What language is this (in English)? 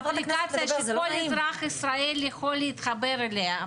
Hebrew